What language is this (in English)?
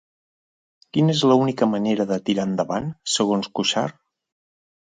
Catalan